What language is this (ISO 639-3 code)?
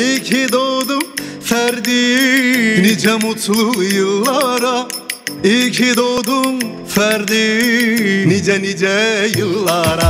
tur